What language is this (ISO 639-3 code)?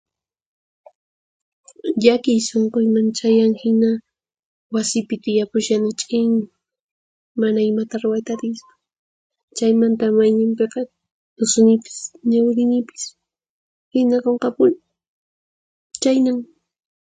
qxp